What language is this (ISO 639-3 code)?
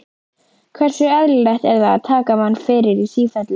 isl